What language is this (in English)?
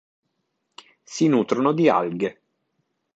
Italian